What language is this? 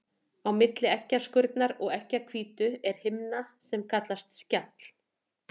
Icelandic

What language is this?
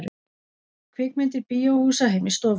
Icelandic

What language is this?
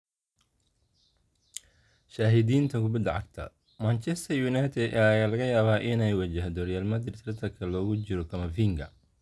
Somali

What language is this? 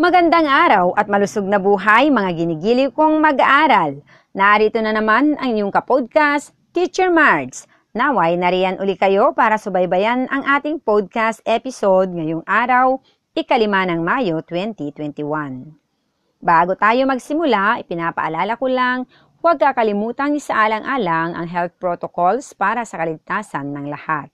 Filipino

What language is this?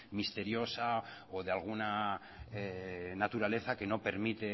Spanish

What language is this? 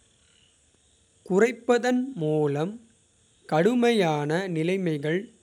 Kota (India)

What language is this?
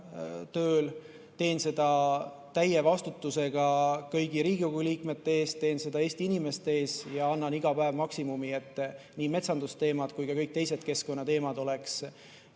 Estonian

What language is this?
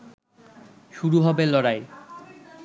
Bangla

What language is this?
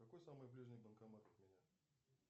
Russian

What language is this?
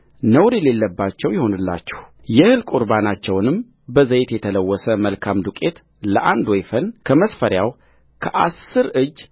Amharic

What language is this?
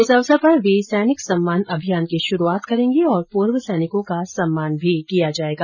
Hindi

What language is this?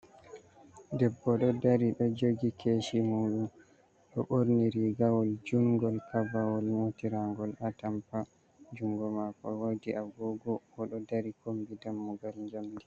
Fula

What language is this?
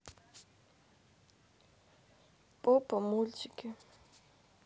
Russian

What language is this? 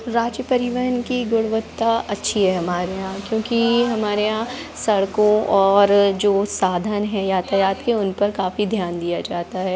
Hindi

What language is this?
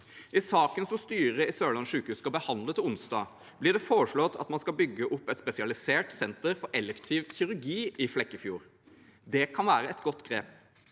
Norwegian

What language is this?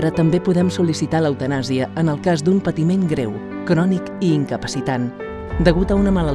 Catalan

